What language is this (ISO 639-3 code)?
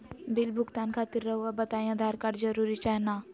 mag